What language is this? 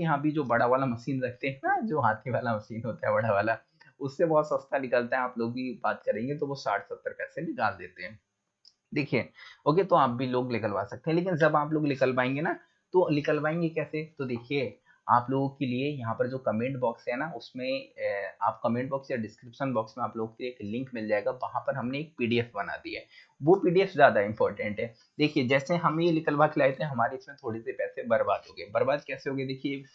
Hindi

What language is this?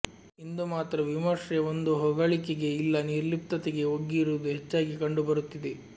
Kannada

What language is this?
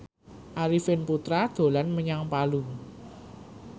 Javanese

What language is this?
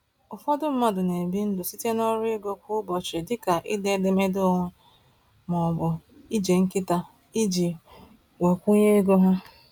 Igbo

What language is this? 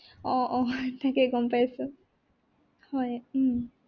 Assamese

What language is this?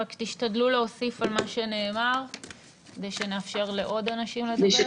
Hebrew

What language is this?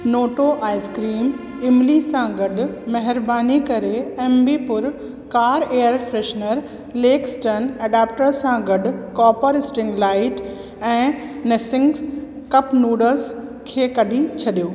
Sindhi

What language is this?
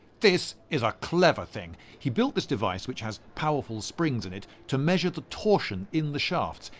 English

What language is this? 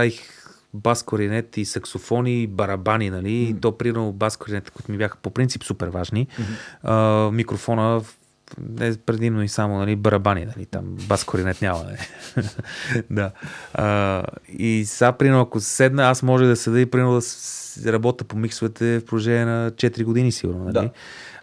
Bulgarian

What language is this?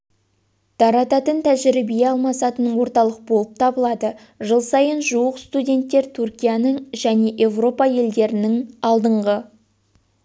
Kazakh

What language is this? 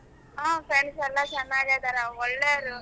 Kannada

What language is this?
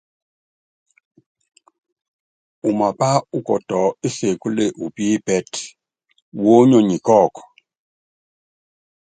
Yangben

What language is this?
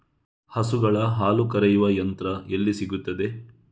Kannada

